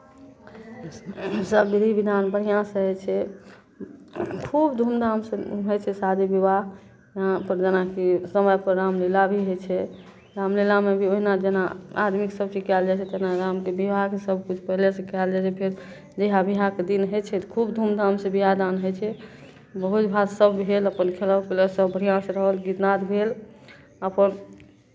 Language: Maithili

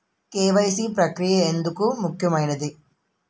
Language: Telugu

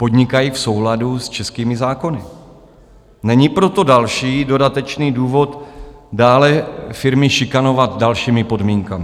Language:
Czech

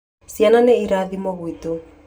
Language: Kikuyu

